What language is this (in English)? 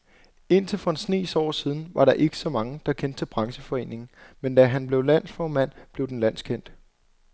Danish